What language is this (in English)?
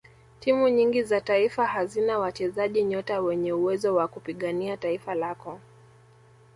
Swahili